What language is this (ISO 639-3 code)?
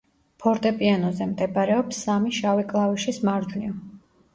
kat